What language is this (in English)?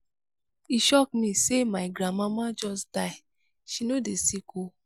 Nigerian Pidgin